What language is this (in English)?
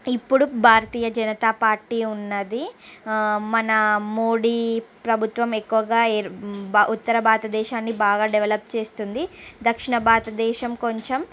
Telugu